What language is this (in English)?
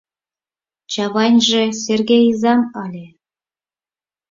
Mari